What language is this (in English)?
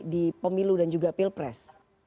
Indonesian